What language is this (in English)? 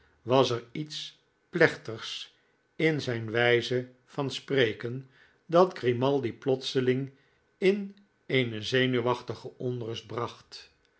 Dutch